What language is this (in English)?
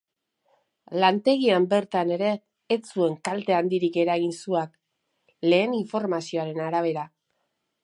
Basque